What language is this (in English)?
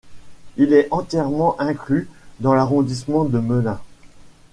French